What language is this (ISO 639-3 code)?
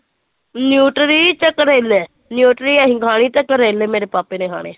pan